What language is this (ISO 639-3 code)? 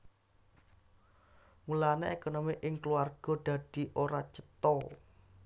jav